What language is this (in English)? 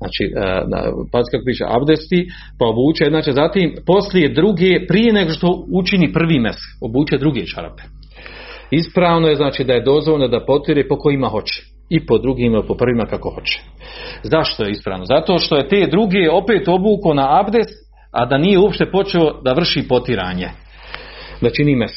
Croatian